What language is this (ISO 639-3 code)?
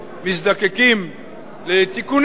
heb